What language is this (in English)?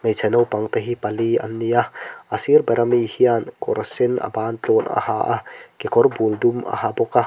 Mizo